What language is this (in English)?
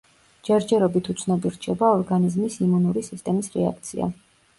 Georgian